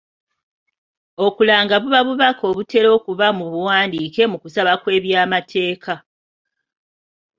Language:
Ganda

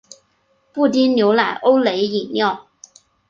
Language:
Chinese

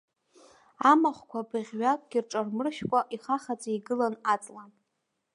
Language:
Abkhazian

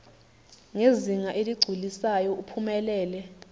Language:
Zulu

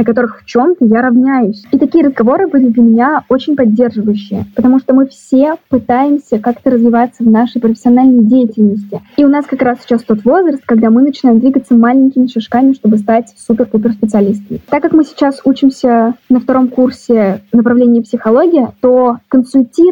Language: Russian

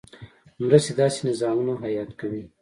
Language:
Pashto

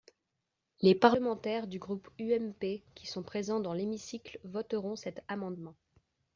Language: French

